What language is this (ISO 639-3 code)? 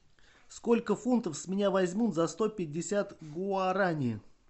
rus